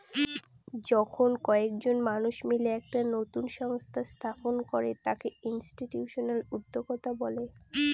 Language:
Bangla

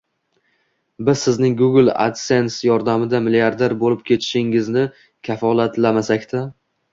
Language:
Uzbek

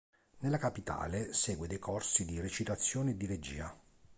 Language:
Italian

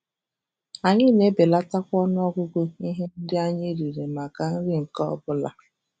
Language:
Igbo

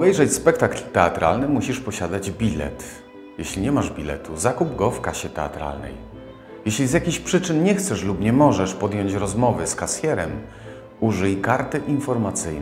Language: Polish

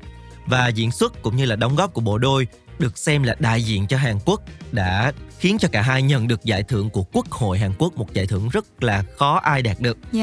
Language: Vietnamese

